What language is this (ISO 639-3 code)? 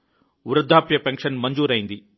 tel